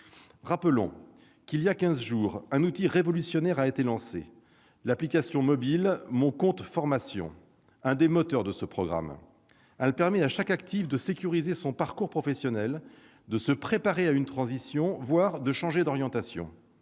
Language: French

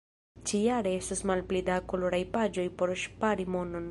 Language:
Esperanto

